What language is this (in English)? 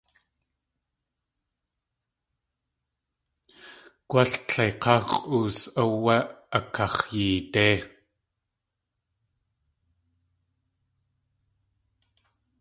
Tlingit